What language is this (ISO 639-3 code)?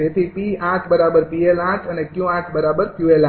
guj